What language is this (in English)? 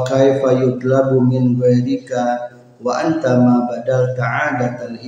Indonesian